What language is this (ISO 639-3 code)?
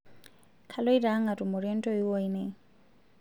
mas